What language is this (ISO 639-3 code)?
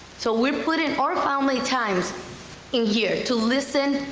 eng